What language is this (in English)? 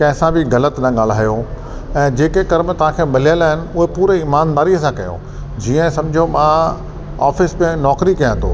Sindhi